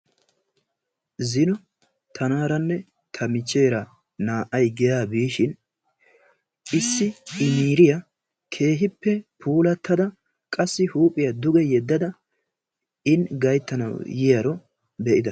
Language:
Wolaytta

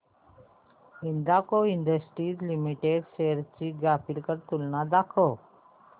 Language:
Marathi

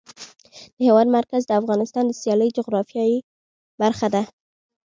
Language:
Pashto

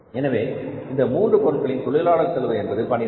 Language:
Tamil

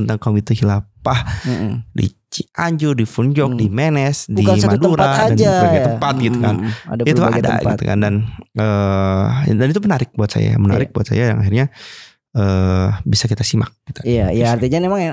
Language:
Indonesian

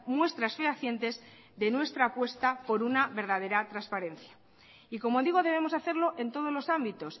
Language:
Spanish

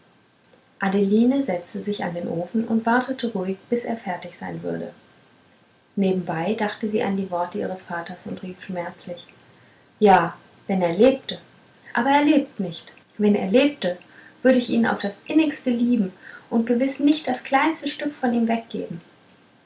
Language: German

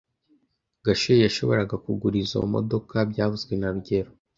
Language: Kinyarwanda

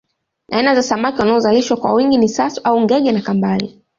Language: Swahili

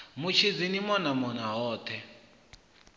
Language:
Venda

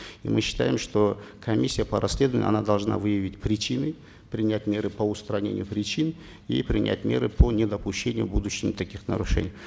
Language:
Kazakh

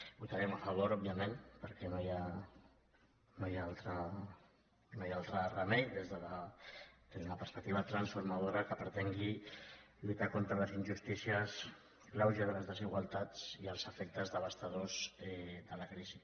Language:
Catalan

